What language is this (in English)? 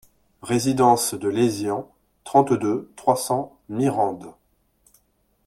French